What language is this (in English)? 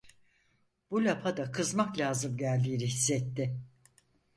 Turkish